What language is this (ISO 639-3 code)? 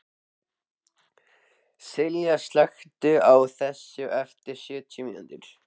isl